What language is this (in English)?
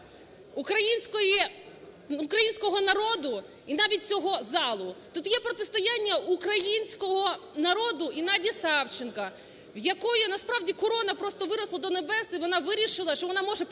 Ukrainian